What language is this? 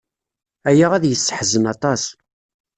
Kabyle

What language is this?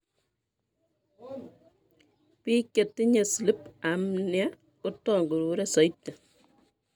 Kalenjin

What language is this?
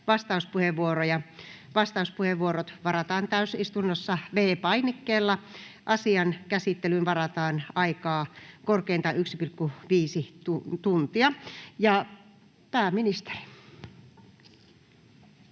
Finnish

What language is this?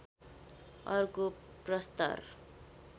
Nepali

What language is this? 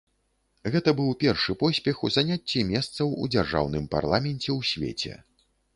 Belarusian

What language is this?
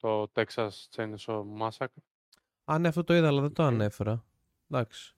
Greek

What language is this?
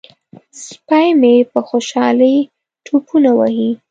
Pashto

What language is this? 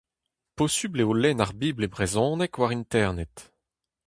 Breton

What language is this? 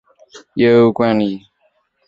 Chinese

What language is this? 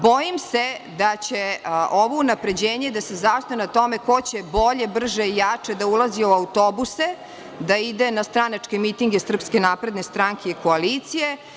Serbian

